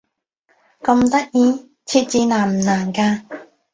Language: Cantonese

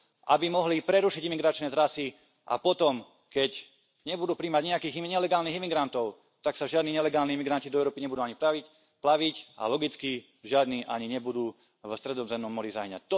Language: Slovak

